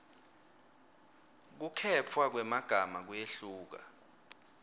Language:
Swati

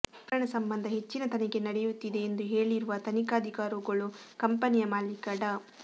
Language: Kannada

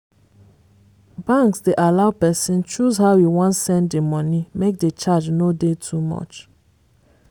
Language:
Nigerian Pidgin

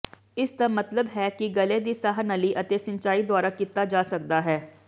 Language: Punjabi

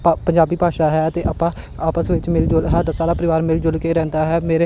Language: Punjabi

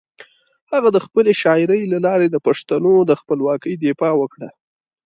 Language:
Pashto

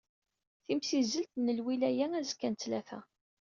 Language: Kabyle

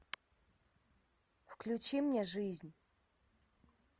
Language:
Russian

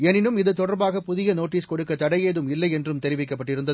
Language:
Tamil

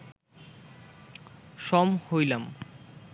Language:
Bangla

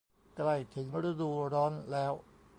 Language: Thai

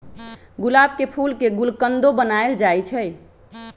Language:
Magahi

